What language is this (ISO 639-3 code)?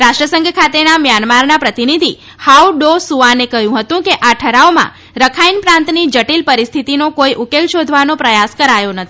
guj